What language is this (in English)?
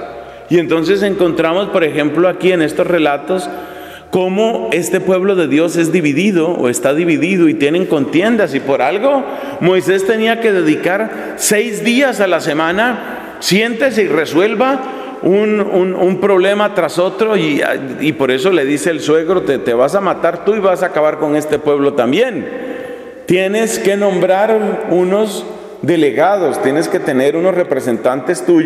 Spanish